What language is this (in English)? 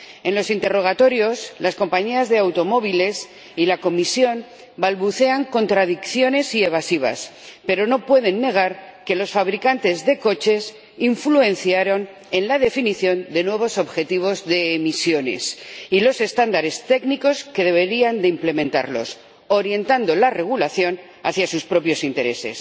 Spanish